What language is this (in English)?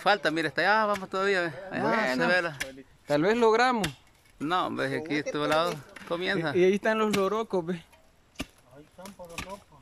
Spanish